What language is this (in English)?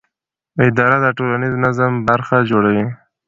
Pashto